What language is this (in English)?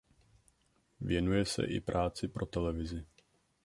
Czech